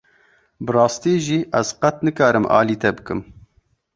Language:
Kurdish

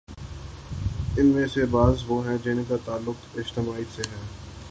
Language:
Urdu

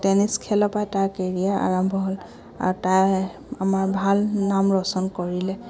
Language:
Assamese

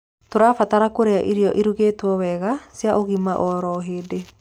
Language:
Kikuyu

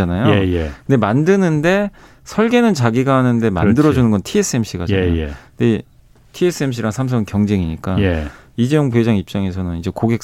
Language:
Korean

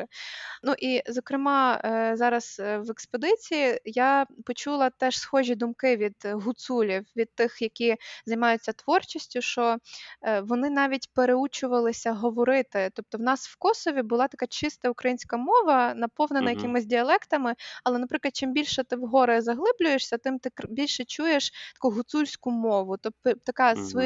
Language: Ukrainian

